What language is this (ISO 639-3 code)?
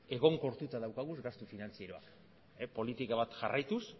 eus